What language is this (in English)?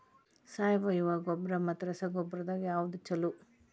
Kannada